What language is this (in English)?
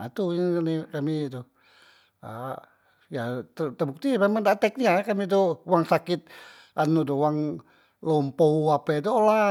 Musi